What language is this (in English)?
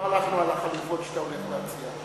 Hebrew